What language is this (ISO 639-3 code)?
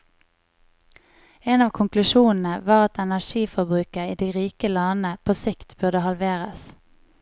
nor